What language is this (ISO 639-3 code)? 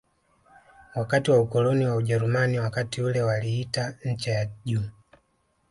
swa